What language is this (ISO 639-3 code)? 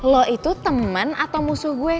ind